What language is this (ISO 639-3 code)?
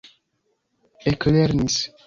epo